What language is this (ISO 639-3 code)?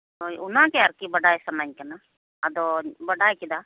sat